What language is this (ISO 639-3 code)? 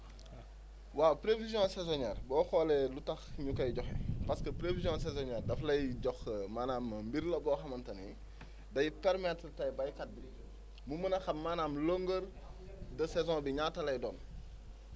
wol